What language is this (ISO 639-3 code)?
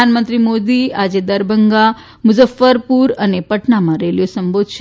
guj